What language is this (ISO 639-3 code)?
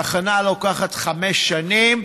heb